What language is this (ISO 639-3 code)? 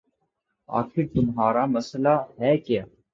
urd